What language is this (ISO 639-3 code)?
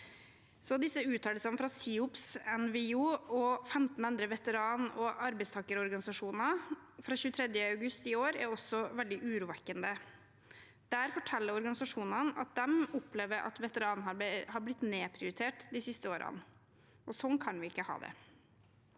nor